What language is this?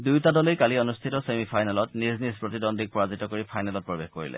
Assamese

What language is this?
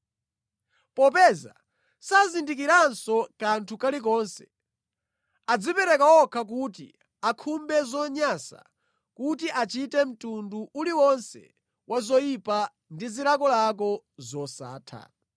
Nyanja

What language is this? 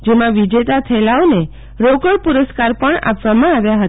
Gujarati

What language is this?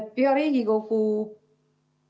Estonian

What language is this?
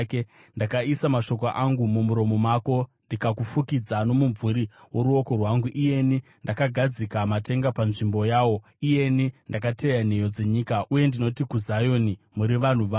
Shona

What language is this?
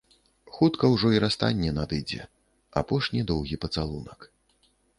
Belarusian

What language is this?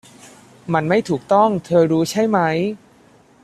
Thai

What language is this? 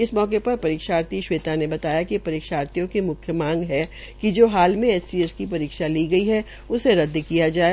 Hindi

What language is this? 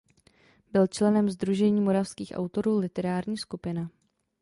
Czech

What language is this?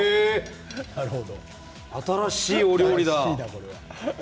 Japanese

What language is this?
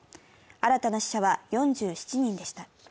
Japanese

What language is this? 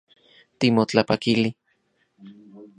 Central Puebla Nahuatl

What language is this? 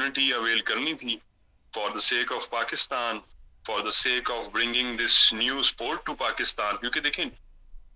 Urdu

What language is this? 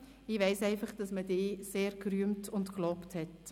Swiss German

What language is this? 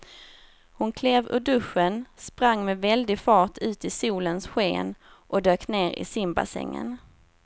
Swedish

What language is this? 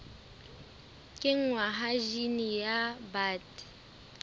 Southern Sotho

